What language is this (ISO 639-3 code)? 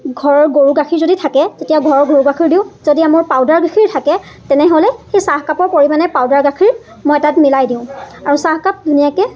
asm